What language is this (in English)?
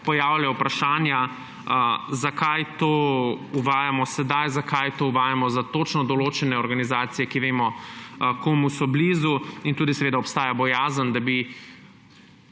Slovenian